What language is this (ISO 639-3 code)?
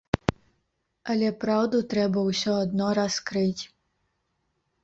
bel